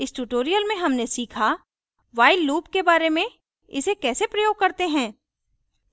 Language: Hindi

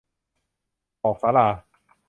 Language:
Thai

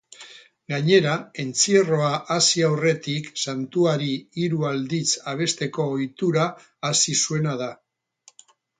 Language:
Basque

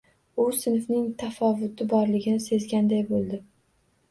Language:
Uzbek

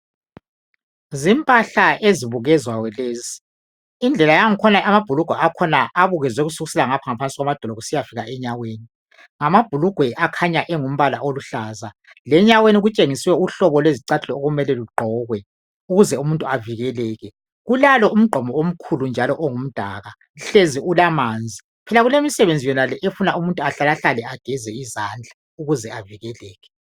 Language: North Ndebele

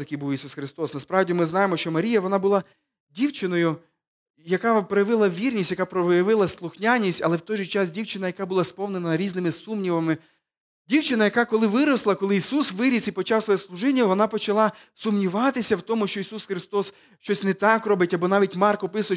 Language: Ukrainian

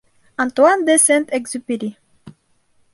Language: Bashkir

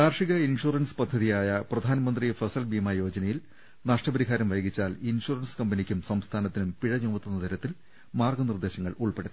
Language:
Malayalam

